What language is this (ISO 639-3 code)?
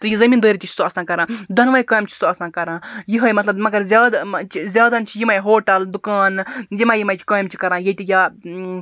kas